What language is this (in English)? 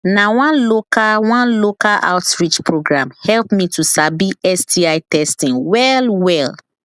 Nigerian Pidgin